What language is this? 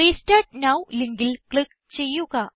Malayalam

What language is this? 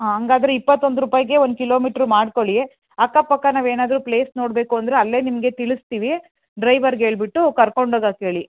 Kannada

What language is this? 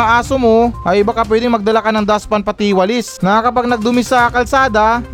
Filipino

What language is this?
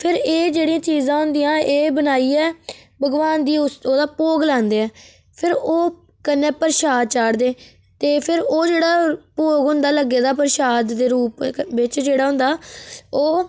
Dogri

